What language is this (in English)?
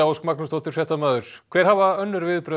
Icelandic